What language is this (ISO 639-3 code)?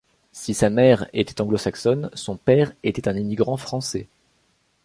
fra